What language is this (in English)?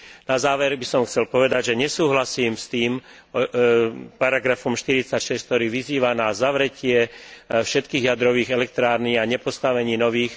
Slovak